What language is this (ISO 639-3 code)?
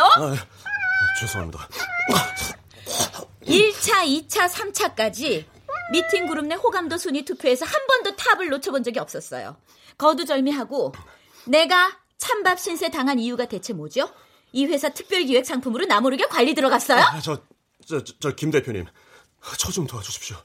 kor